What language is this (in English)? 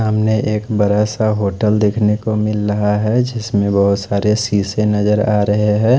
Hindi